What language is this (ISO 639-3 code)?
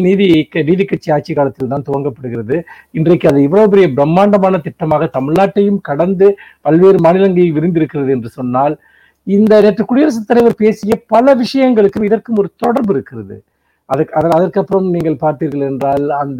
tam